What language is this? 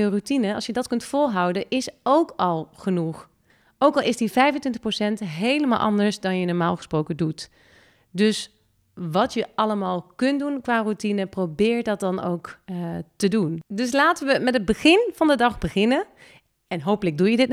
Dutch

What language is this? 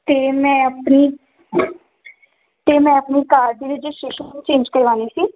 Punjabi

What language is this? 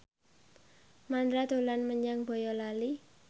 Javanese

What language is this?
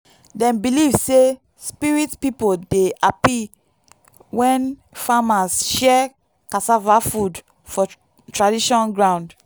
Nigerian Pidgin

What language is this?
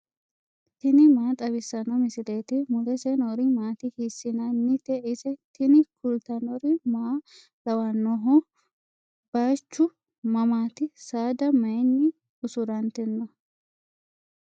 Sidamo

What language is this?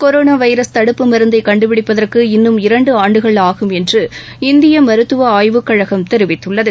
Tamil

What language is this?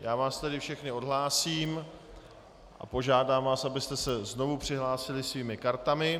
Czech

